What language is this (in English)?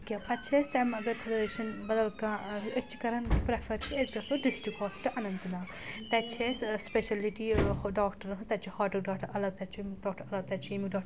Kashmiri